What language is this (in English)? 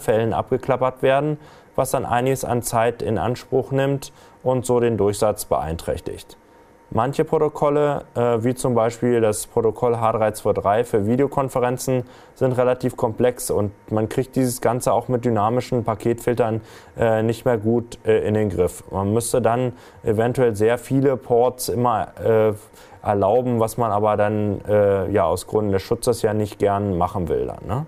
German